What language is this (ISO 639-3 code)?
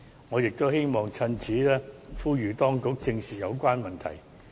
yue